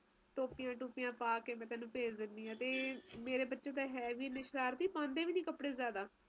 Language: Punjabi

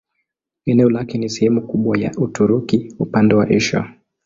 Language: Swahili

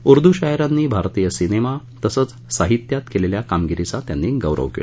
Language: Marathi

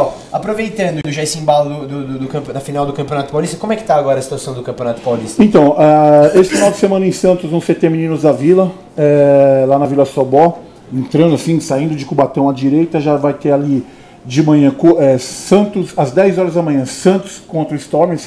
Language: Portuguese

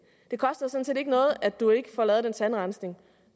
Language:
Danish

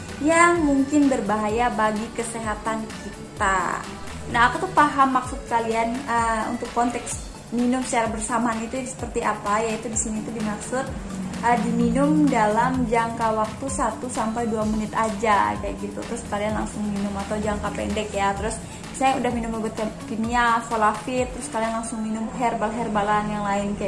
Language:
Indonesian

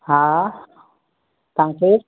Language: Sindhi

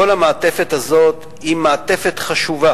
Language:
Hebrew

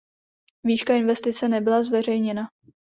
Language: Czech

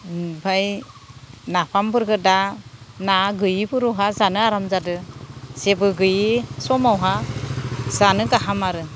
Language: Bodo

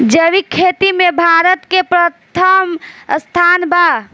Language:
Bhojpuri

